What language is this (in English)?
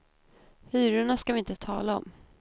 Swedish